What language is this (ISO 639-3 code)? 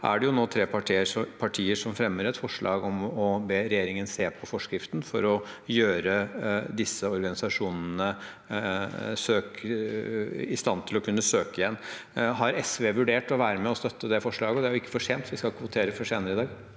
nor